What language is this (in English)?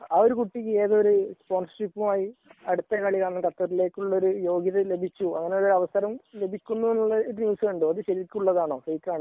Malayalam